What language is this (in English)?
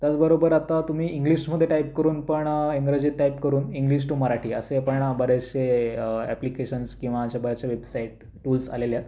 Marathi